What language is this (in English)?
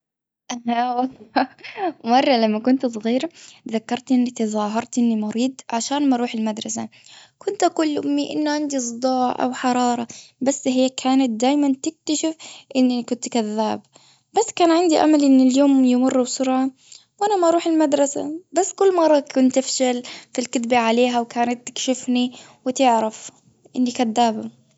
Gulf Arabic